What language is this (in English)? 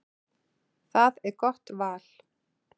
Icelandic